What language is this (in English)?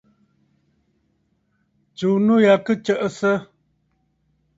Bafut